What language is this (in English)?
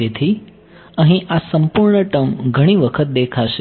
Gujarati